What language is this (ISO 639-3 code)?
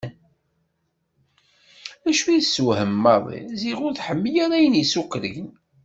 kab